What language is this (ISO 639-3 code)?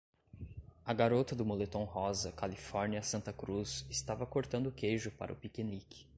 por